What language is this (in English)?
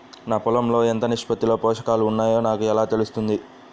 Telugu